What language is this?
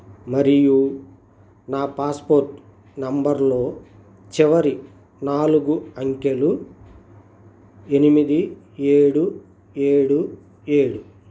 Telugu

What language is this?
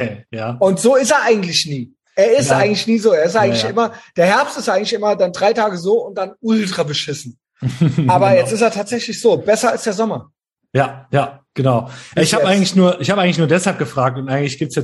German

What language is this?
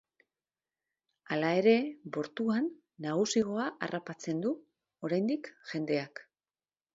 Basque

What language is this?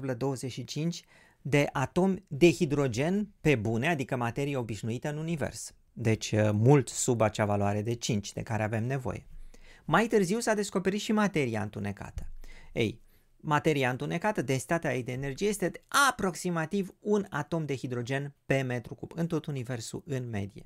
Romanian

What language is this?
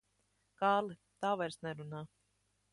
Latvian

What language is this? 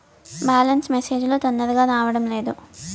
Telugu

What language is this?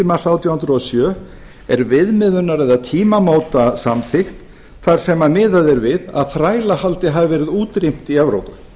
Icelandic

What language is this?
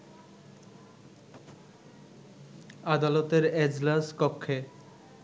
Bangla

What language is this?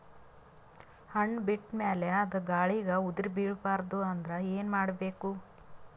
Kannada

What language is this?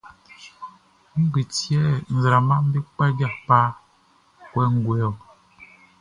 Baoulé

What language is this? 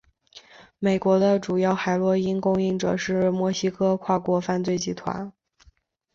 Chinese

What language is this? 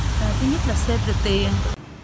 Vietnamese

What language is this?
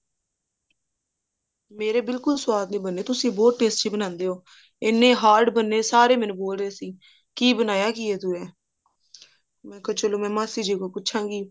Punjabi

